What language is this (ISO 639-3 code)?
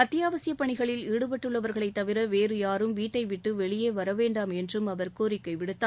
tam